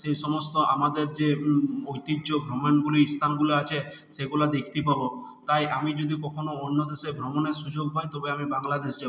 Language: Bangla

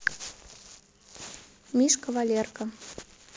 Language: Russian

